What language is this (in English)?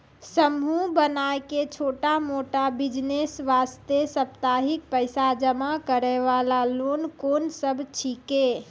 Maithili